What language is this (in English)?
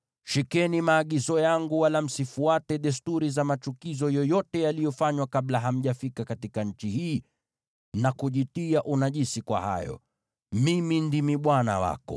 Swahili